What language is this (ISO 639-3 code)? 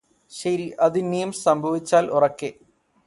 mal